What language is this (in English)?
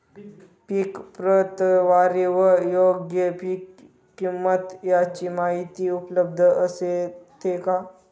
Marathi